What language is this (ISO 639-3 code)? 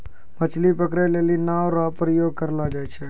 mai